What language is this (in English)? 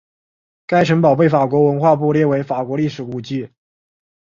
Chinese